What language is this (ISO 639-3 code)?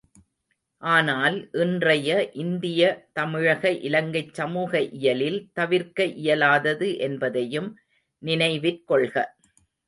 tam